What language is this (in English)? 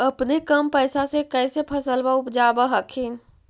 Magahi